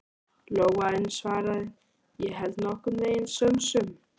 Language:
Icelandic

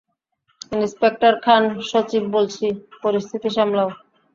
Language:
Bangla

